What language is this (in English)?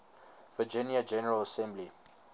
English